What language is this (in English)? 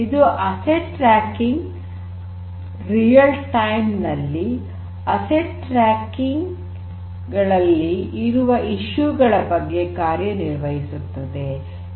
Kannada